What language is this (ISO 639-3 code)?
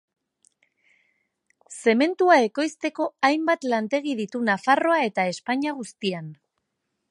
eus